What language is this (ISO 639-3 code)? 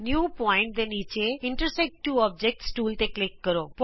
pan